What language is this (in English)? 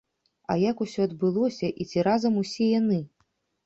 Belarusian